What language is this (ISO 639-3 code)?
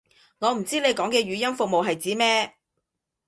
yue